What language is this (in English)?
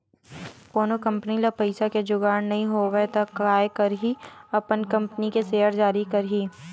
Chhattisgarhi